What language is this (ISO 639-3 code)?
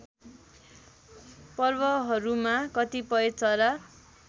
nep